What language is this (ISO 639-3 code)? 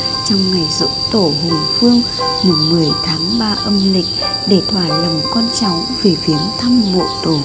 vie